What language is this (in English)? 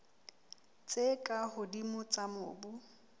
Southern Sotho